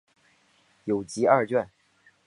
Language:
Chinese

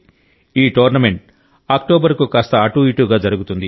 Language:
Telugu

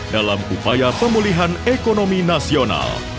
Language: Indonesian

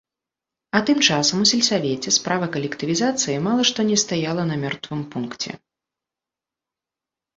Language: Belarusian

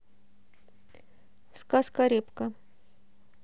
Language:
Russian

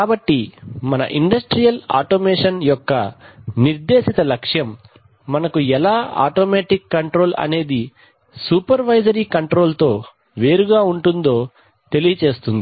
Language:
Telugu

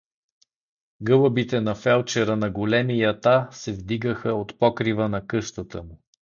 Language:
Bulgarian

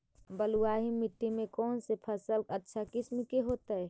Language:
Magahi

